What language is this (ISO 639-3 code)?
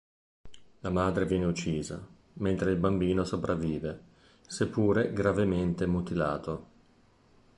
ita